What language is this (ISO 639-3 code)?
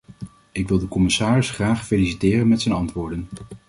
nld